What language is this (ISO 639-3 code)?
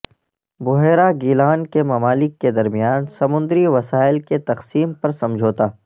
urd